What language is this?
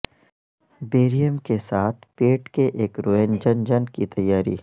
Urdu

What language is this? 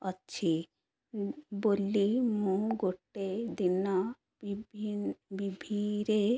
Odia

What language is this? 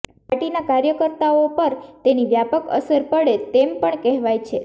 Gujarati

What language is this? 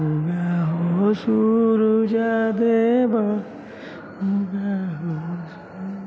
Maithili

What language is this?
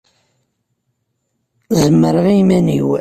Kabyle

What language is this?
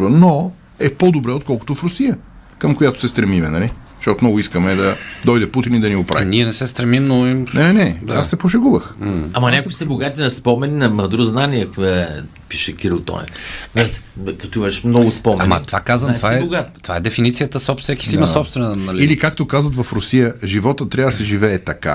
Bulgarian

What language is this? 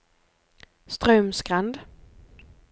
Norwegian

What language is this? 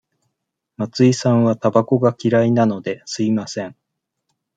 Japanese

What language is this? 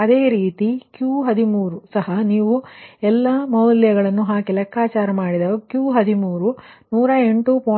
Kannada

